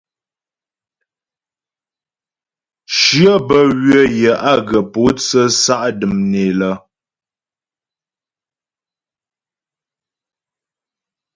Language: Ghomala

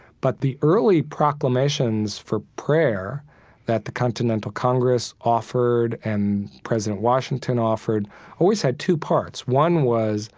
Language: English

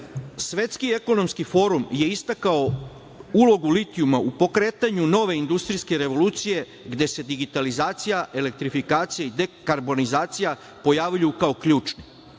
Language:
Serbian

